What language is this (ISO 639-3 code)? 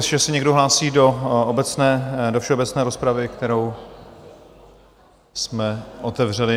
ces